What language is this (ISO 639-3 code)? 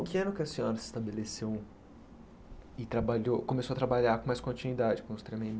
por